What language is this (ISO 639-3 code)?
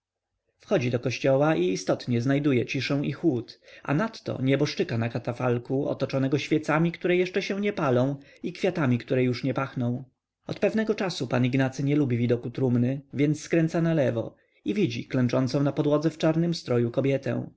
pol